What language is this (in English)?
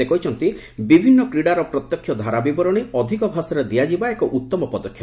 Odia